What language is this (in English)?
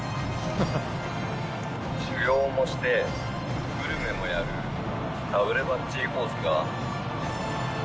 Japanese